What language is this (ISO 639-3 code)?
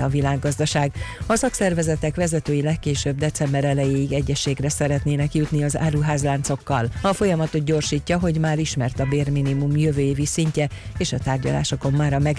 hun